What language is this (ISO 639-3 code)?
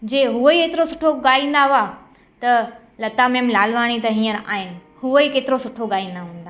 snd